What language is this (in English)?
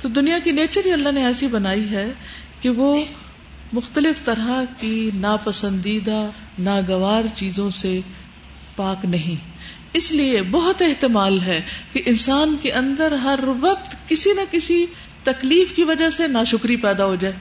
Urdu